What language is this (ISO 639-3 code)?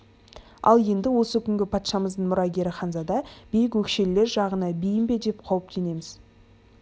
kaz